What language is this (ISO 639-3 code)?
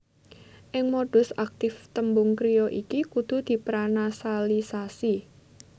jav